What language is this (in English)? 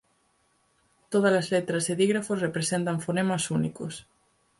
Galician